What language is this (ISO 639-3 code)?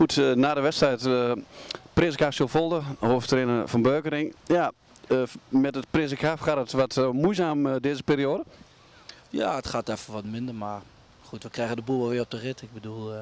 nld